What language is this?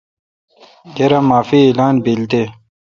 Kalkoti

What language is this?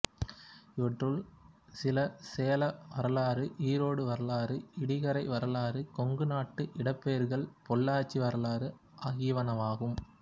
Tamil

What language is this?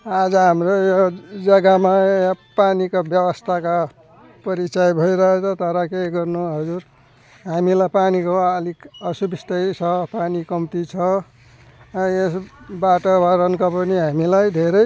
Nepali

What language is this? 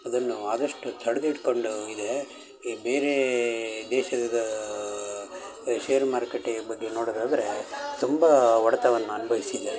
Kannada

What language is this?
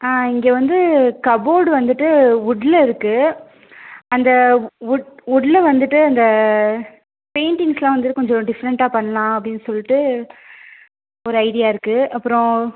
Tamil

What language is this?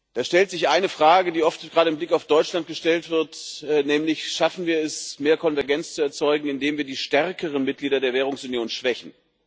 German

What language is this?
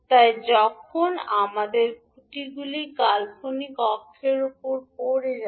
Bangla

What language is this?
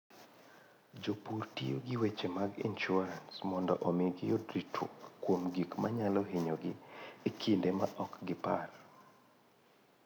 Luo (Kenya and Tanzania)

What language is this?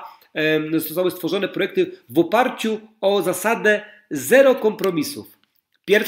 Polish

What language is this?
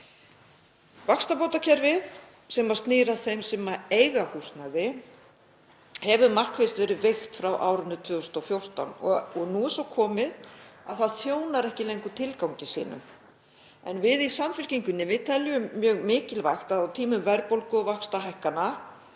Icelandic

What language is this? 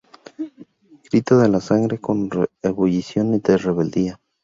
Spanish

